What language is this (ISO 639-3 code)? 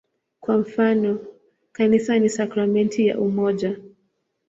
swa